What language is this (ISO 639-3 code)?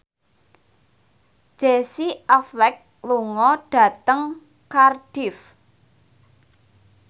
jav